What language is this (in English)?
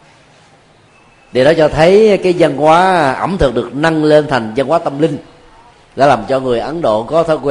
Vietnamese